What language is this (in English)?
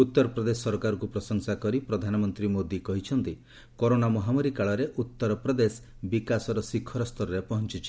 Odia